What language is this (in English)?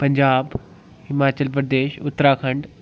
Dogri